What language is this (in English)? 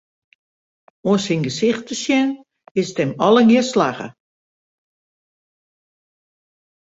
Western Frisian